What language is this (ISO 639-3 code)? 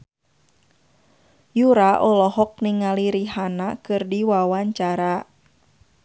sun